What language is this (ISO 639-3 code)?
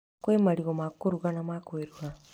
kik